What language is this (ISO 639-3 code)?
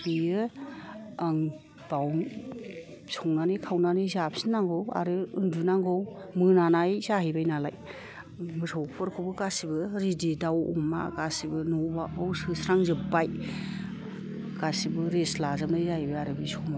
brx